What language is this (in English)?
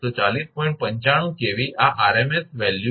Gujarati